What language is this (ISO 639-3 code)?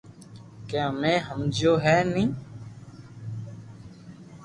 lrk